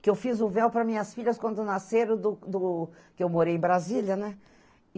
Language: Portuguese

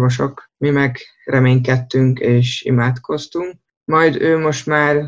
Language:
Hungarian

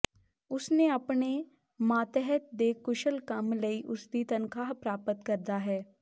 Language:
Punjabi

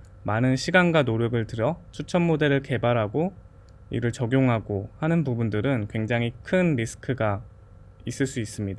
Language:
Korean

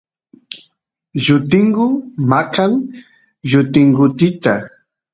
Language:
Santiago del Estero Quichua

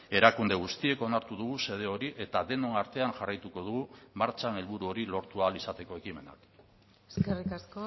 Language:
Basque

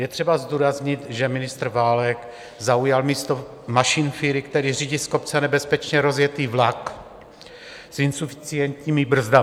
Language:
Czech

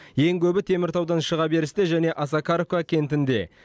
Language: Kazakh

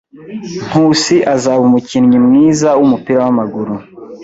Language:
Kinyarwanda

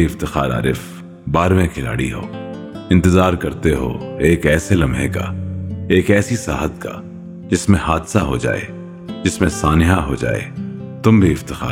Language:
Urdu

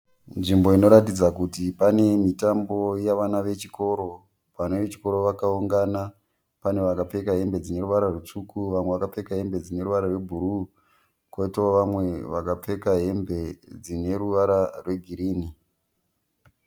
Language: Shona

